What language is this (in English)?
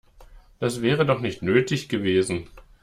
German